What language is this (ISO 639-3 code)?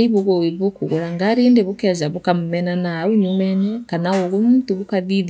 mer